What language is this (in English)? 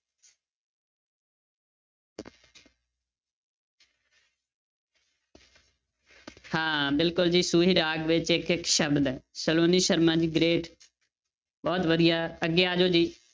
Punjabi